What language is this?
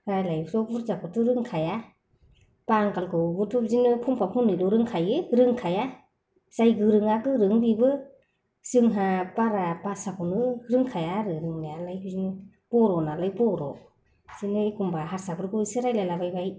Bodo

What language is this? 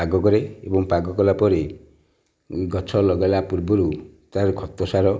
Odia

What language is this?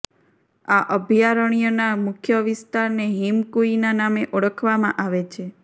Gujarati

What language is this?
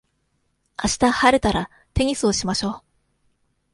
Japanese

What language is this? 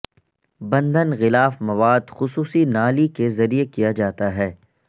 Urdu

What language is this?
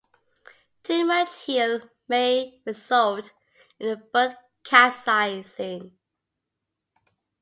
English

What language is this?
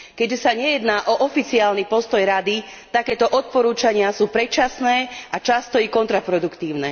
Slovak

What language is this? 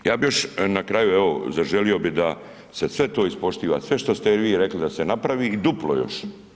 Croatian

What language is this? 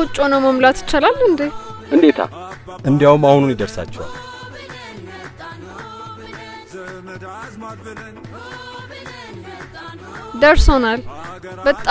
German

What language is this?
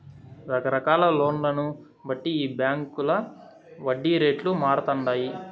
Telugu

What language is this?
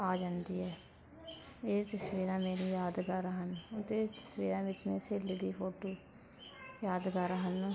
Punjabi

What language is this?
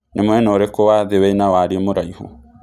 Kikuyu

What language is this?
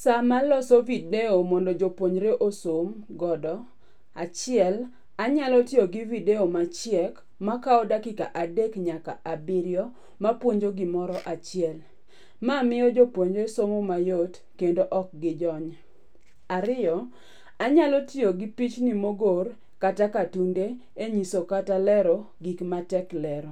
Luo (Kenya and Tanzania)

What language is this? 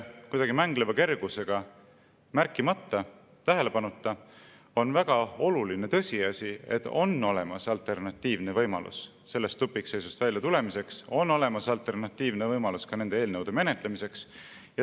Estonian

